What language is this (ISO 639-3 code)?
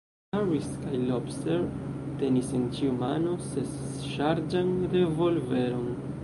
epo